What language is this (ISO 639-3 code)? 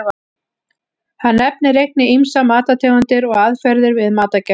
isl